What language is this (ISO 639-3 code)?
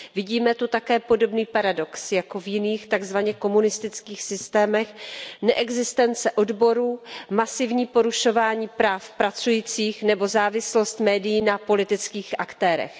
ces